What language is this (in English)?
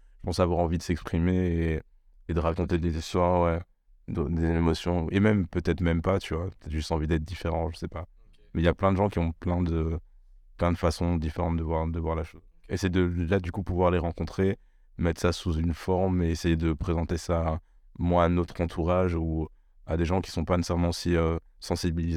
French